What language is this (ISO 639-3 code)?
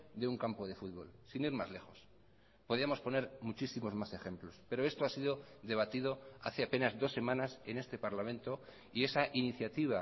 spa